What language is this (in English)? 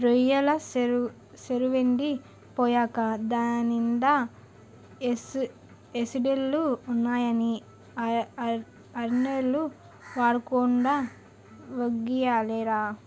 Telugu